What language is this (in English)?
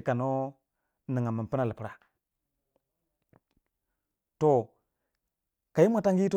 Waja